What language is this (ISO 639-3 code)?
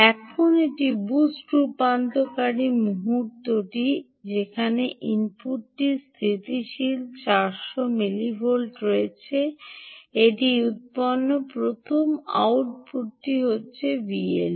ben